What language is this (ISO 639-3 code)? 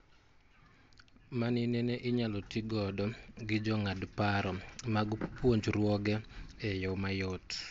luo